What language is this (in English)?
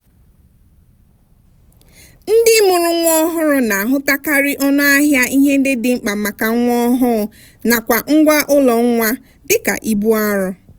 Igbo